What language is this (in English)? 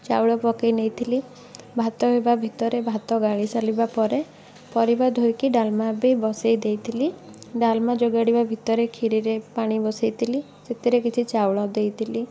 Odia